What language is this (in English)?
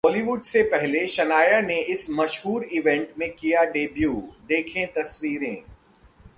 Hindi